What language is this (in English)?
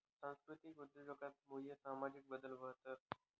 Marathi